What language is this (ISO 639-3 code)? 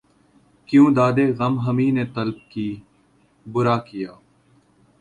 urd